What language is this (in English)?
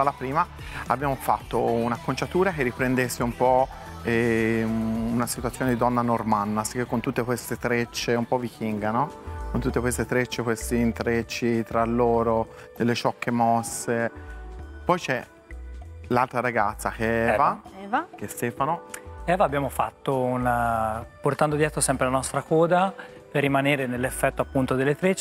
Italian